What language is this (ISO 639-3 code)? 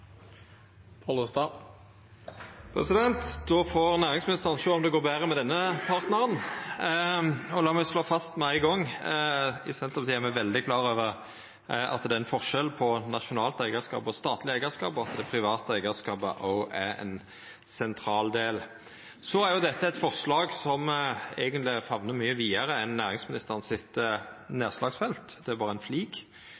nno